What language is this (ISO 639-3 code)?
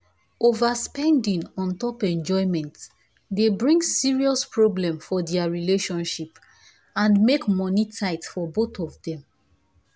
pcm